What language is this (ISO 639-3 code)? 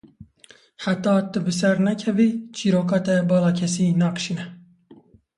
kur